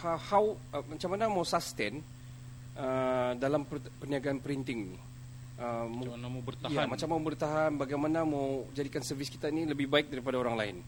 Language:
Malay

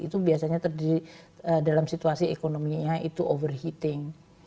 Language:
Indonesian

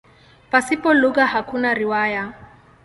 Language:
Swahili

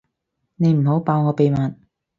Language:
Cantonese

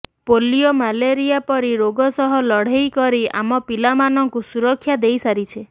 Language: Odia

